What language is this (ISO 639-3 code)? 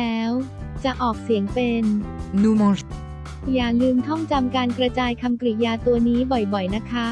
tha